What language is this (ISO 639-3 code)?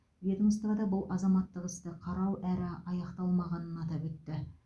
kaz